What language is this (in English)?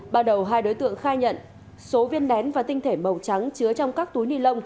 Vietnamese